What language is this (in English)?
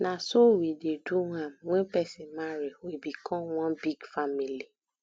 Nigerian Pidgin